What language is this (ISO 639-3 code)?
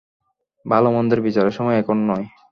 ben